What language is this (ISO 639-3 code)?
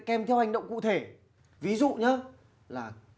vie